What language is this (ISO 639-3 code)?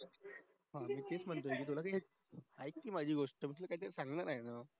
mar